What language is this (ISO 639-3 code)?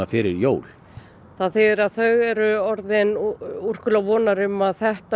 isl